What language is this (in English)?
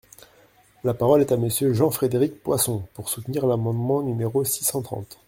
French